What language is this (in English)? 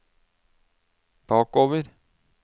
Norwegian